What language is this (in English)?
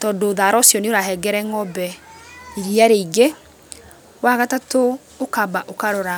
Kikuyu